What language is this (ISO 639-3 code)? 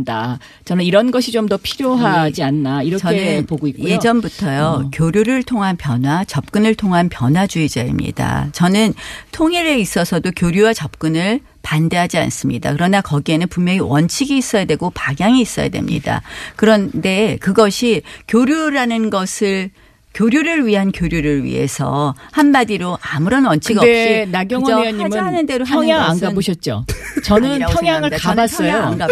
kor